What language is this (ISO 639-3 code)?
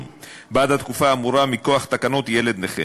heb